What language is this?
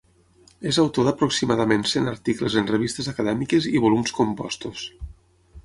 Catalan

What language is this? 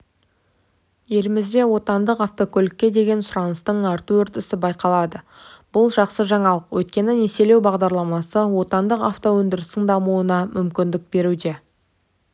Kazakh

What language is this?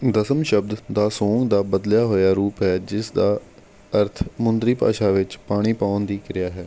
Punjabi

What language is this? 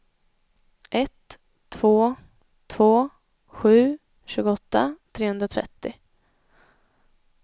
Swedish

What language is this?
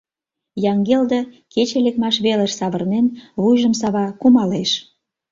Mari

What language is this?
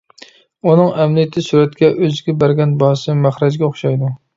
Uyghur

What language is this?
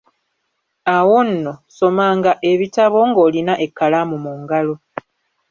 Ganda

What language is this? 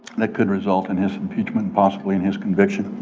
English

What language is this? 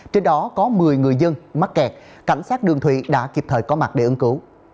Vietnamese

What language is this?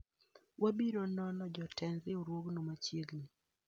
Luo (Kenya and Tanzania)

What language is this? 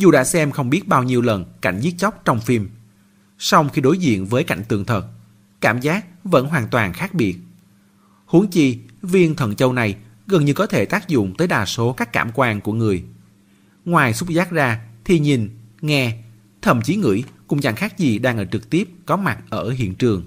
Vietnamese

